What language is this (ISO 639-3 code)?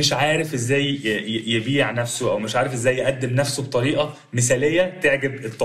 ara